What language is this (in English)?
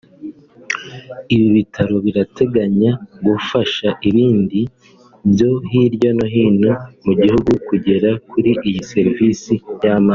Kinyarwanda